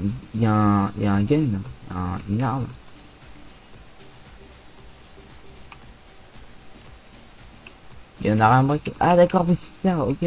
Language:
French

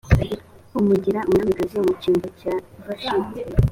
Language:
Kinyarwanda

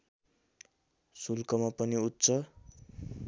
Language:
Nepali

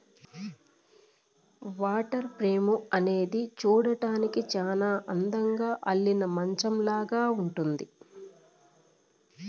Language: Telugu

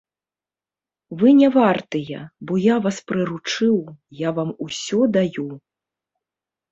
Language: Belarusian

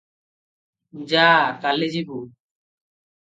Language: Odia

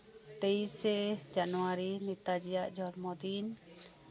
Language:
Santali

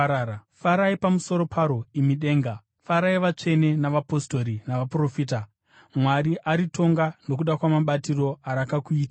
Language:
Shona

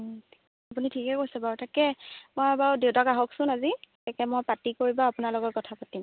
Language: Assamese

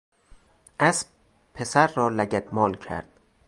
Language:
Persian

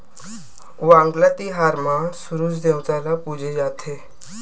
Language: Chhattisgarhi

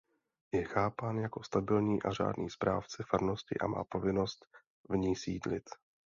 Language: Czech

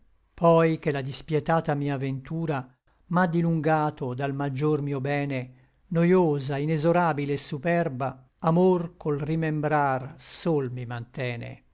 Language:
Italian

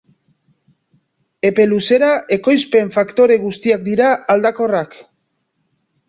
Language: Basque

